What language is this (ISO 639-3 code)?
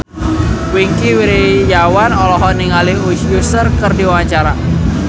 sun